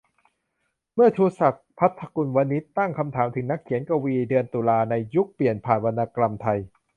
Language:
Thai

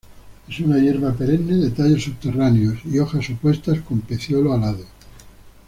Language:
Spanish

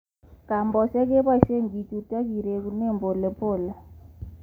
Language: Kalenjin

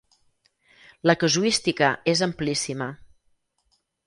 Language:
Catalan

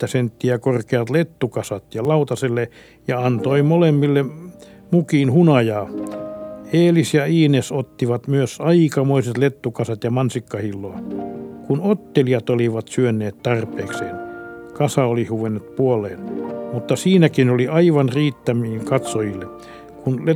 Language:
Finnish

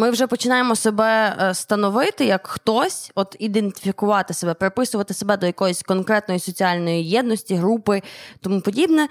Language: Ukrainian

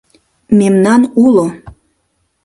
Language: Mari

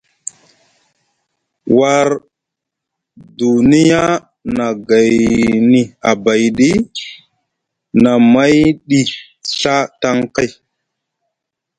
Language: Musgu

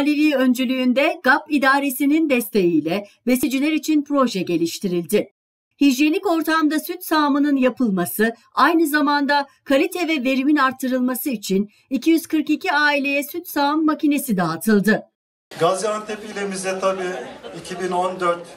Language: Turkish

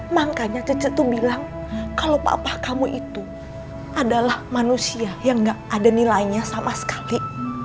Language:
Indonesian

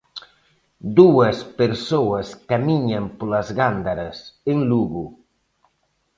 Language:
Galician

